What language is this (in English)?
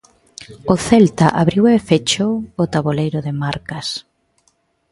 Galician